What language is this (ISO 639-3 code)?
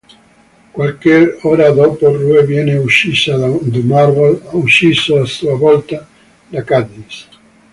ita